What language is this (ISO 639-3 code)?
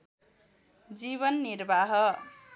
nep